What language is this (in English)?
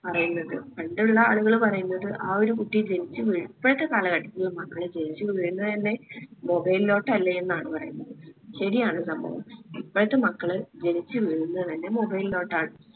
Malayalam